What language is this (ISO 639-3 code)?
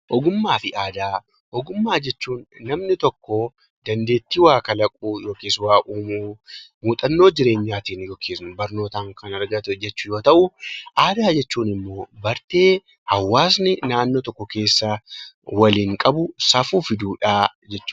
orm